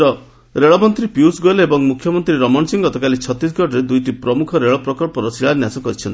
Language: Odia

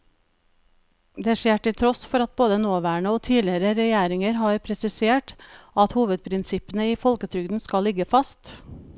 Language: Norwegian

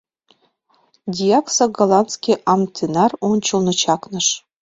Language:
Mari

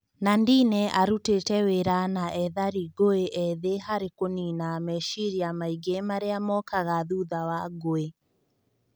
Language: Kikuyu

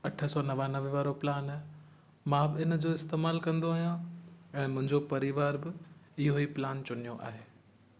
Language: Sindhi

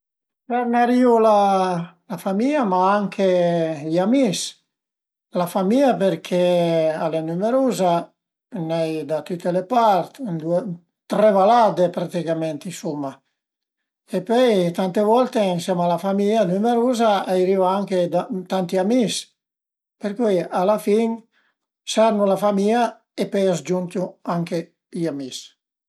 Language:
Piedmontese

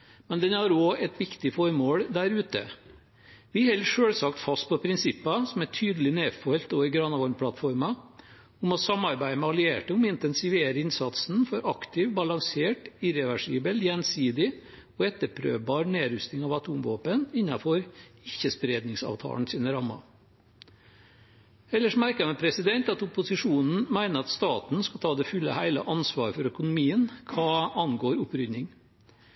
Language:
Norwegian Bokmål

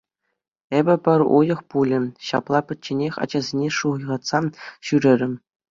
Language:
Chuvash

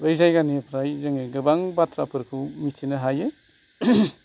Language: Bodo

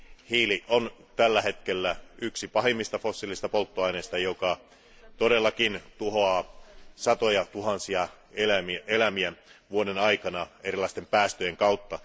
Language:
Finnish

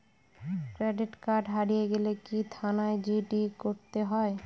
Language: Bangla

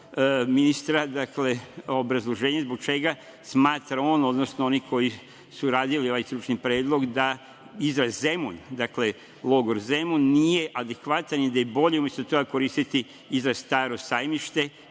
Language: Serbian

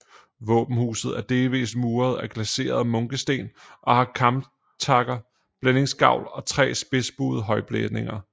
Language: Danish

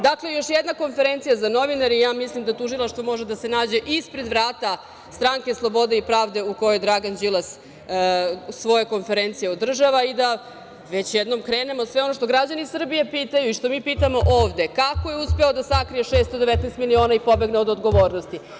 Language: Serbian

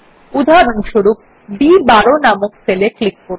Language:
Bangla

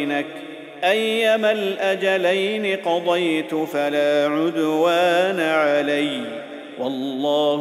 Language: Arabic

